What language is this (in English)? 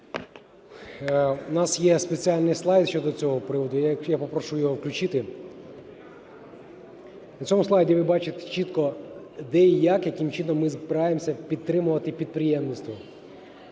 Ukrainian